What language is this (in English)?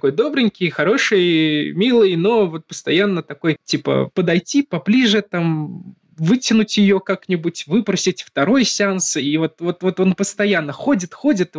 Russian